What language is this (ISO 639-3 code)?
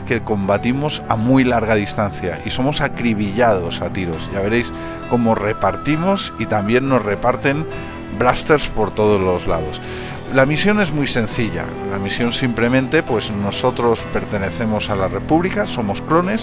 spa